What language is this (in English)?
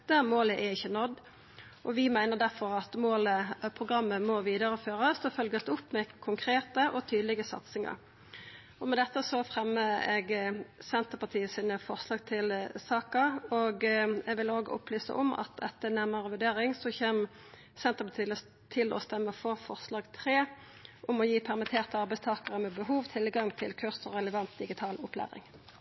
Norwegian Nynorsk